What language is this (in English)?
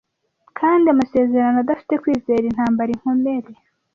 Kinyarwanda